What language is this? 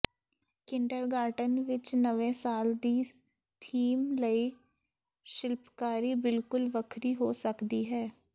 Punjabi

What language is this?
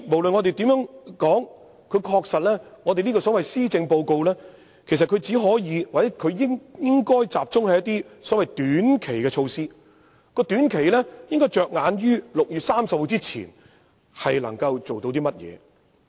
Cantonese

